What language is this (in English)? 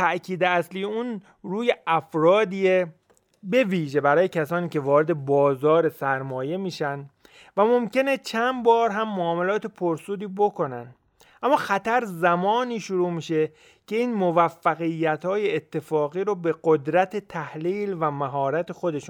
Persian